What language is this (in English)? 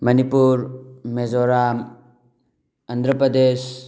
Manipuri